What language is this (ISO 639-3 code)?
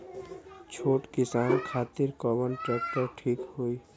bho